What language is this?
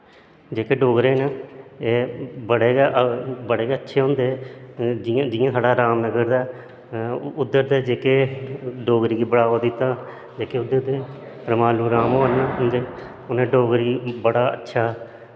Dogri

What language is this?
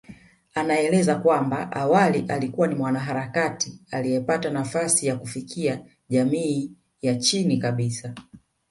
Swahili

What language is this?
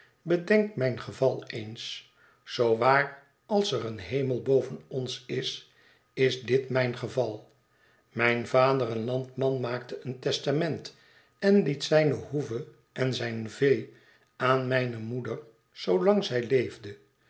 Dutch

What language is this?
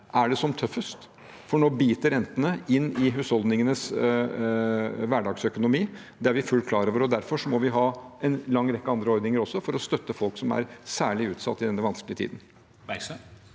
Norwegian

